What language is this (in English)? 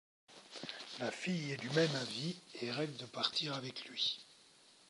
French